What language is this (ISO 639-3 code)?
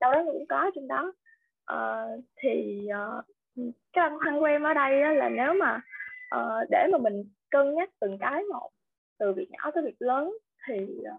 vie